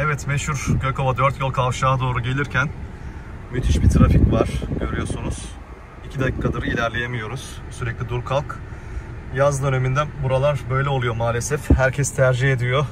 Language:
Turkish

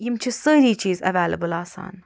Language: Kashmiri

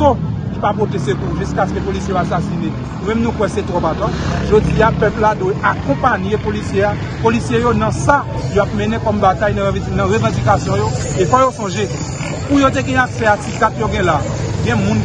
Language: French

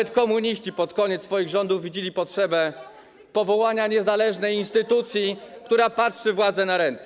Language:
Polish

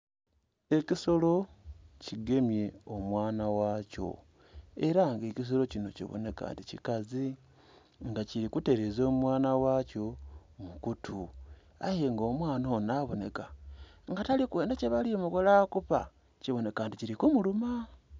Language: Soga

